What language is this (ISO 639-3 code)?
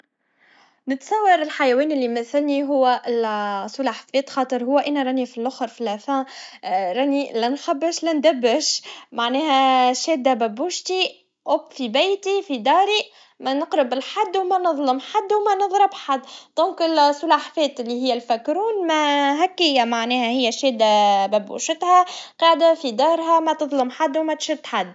aeb